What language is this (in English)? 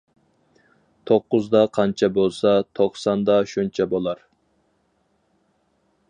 Uyghur